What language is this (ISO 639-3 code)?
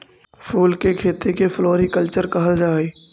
mag